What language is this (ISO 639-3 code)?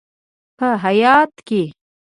pus